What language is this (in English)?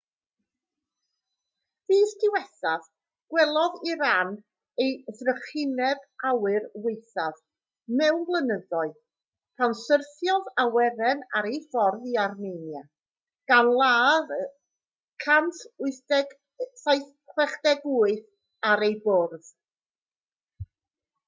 Welsh